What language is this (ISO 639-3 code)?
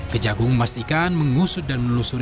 ind